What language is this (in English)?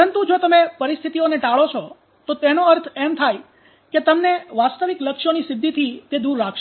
Gujarati